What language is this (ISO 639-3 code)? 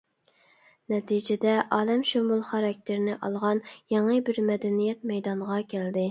uig